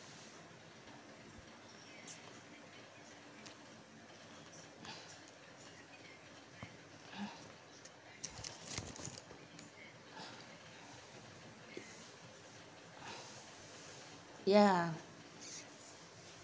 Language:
English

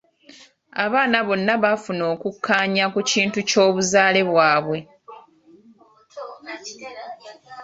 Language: Ganda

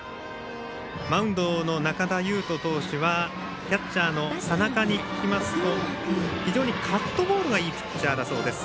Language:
Japanese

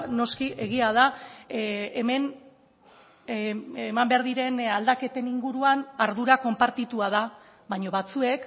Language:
Basque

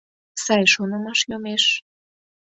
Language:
Mari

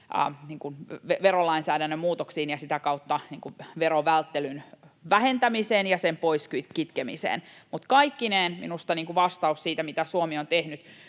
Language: Finnish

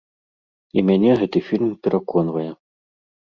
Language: Belarusian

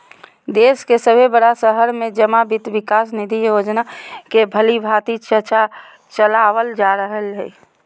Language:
Magahi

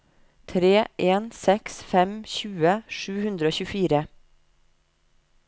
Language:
Norwegian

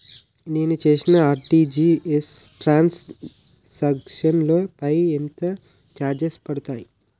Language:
Telugu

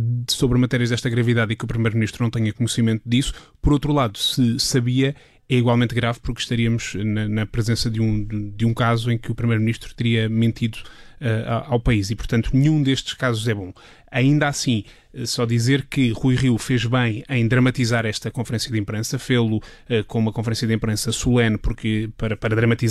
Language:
Portuguese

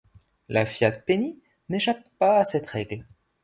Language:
French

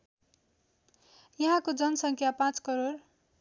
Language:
Nepali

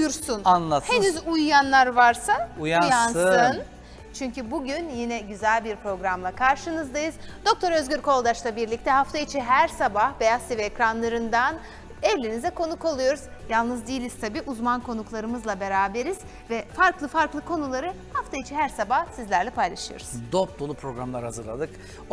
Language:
Turkish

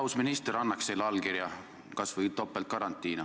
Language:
Estonian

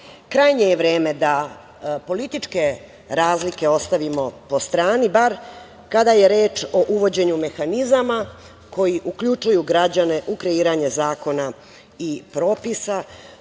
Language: Serbian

